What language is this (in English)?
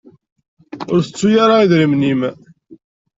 Kabyle